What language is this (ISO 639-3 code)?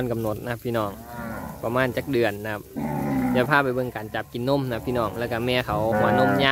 tha